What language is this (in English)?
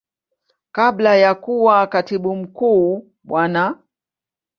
Swahili